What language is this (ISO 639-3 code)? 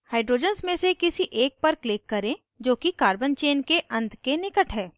hin